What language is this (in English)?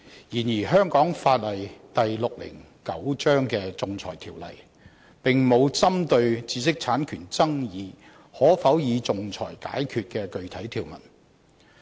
Cantonese